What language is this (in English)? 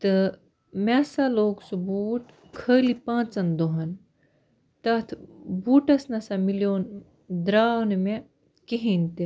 Kashmiri